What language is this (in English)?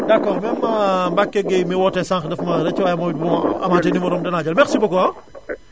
Wolof